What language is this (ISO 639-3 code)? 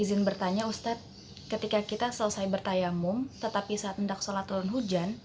ind